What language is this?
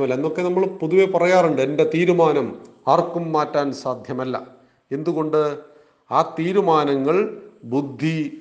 Malayalam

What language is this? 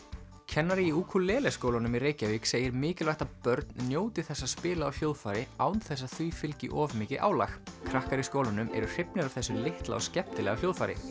Icelandic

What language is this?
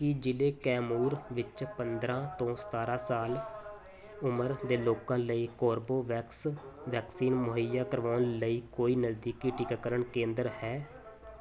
Punjabi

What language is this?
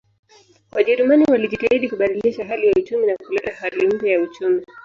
Swahili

